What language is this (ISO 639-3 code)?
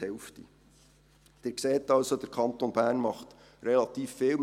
gsw